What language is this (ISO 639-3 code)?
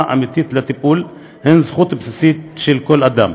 heb